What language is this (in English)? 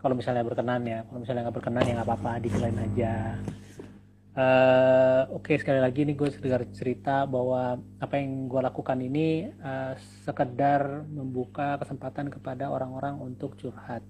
Indonesian